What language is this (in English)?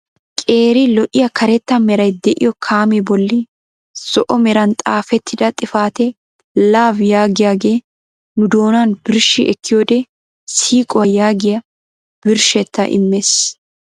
Wolaytta